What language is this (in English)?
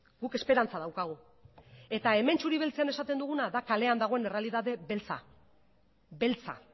Basque